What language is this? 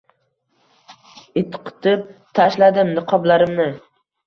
Uzbek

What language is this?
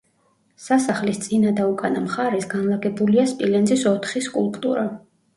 Georgian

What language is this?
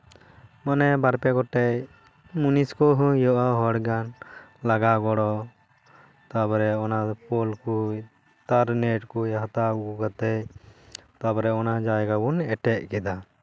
Santali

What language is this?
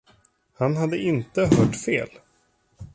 Swedish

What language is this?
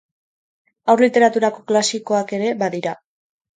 Basque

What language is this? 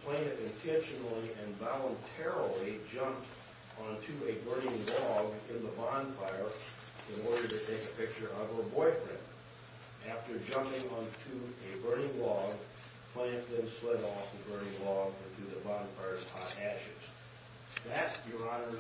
English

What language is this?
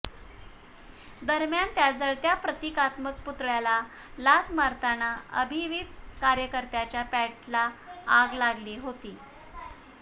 Marathi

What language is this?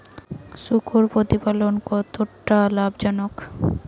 Bangla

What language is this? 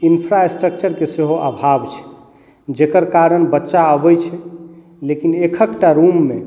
Maithili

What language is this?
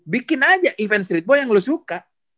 Indonesian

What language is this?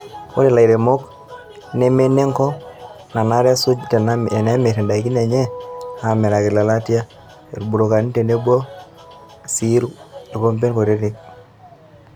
Masai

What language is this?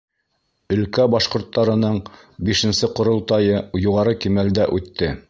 Bashkir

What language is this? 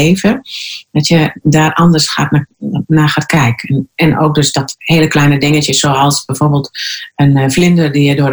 Dutch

